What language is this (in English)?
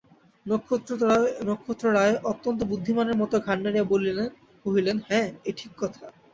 Bangla